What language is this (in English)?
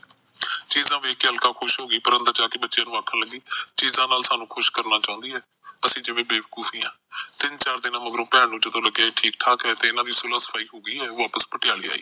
Punjabi